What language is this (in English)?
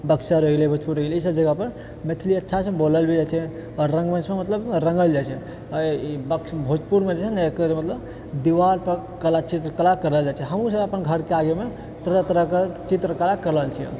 Maithili